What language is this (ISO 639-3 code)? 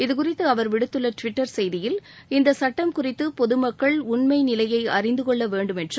tam